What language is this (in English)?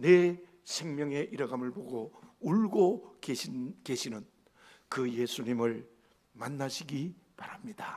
Korean